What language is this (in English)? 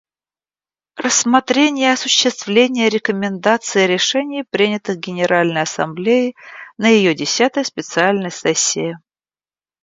Russian